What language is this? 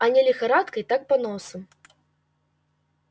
Russian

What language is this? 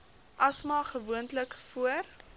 Afrikaans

